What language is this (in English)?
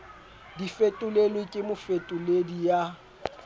Southern Sotho